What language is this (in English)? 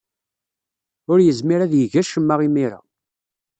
Kabyle